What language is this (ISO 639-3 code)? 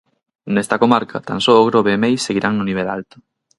glg